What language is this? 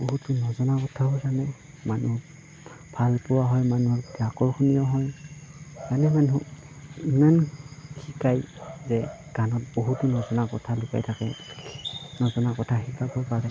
Assamese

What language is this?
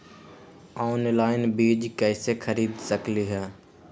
Magahi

